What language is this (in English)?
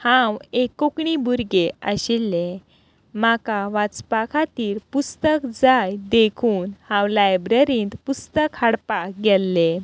Konkani